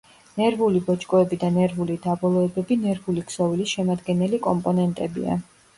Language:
Georgian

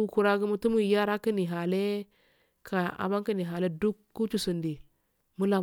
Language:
Afade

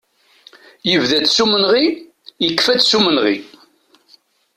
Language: Kabyle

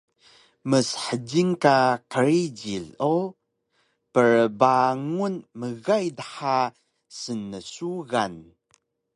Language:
Taroko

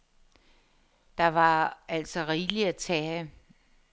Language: Danish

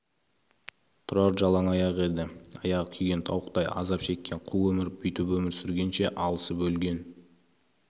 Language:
Kazakh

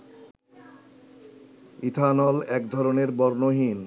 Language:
Bangla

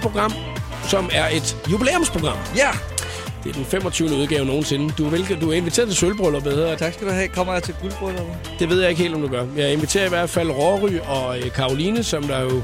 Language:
Danish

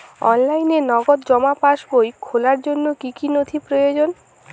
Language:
Bangla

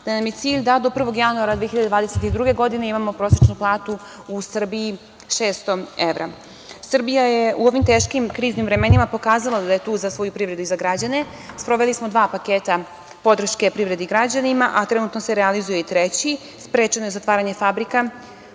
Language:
Serbian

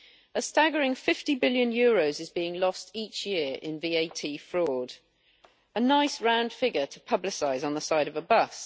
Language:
English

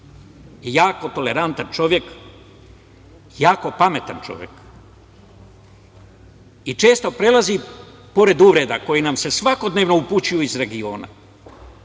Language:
Serbian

